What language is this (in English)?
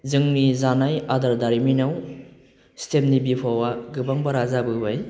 Bodo